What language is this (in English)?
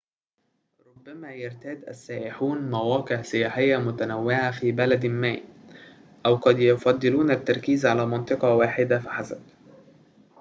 Arabic